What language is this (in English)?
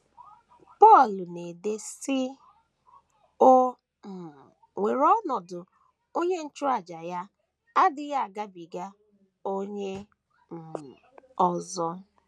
Igbo